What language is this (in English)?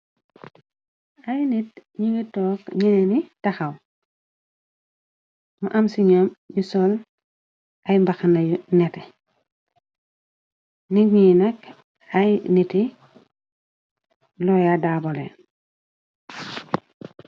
Wolof